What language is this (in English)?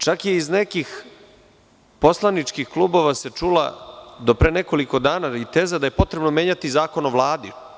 Serbian